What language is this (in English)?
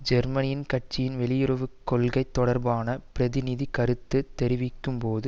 Tamil